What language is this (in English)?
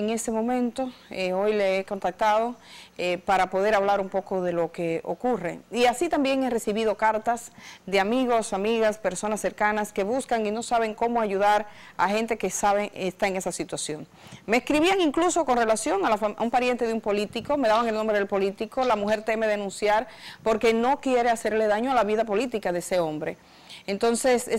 Spanish